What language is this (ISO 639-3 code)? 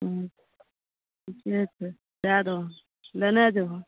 mai